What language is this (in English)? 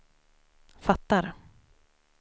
Swedish